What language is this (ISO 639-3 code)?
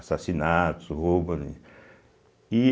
por